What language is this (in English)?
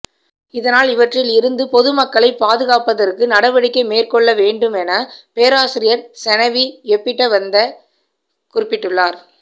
Tamil